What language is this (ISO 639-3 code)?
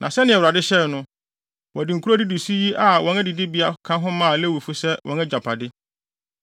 aka